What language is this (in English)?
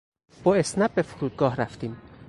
Persian